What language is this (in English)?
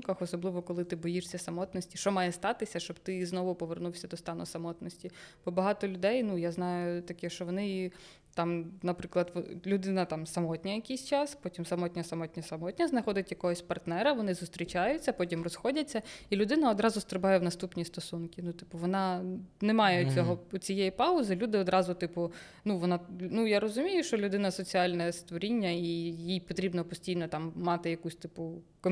Ukrainian